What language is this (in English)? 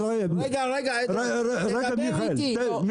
Hebrew